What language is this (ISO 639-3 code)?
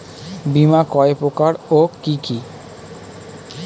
ben